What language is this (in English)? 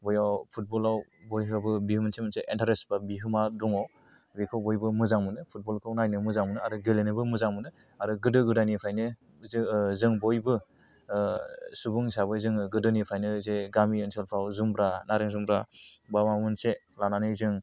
Bodo